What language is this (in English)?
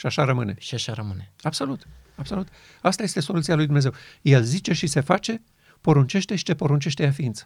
Romanian